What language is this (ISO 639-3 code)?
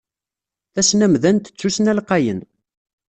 kab